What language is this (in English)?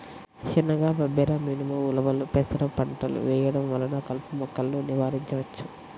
Telugu